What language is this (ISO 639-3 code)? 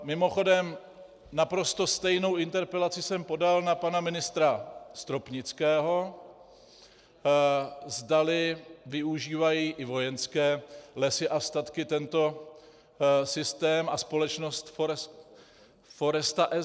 ces